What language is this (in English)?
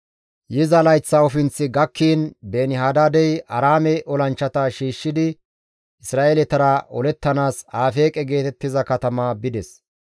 Gamo